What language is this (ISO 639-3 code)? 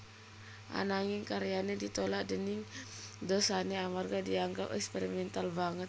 jav